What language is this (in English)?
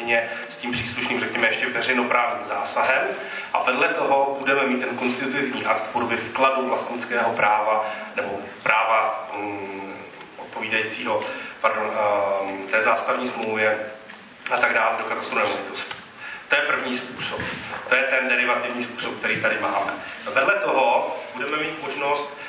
Czech